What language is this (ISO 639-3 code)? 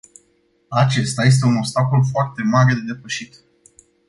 ron